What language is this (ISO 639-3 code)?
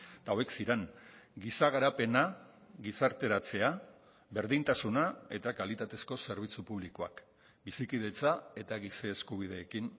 eus